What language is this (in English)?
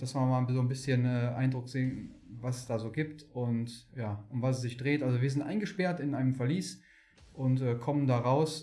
German